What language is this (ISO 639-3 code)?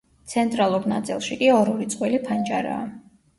kat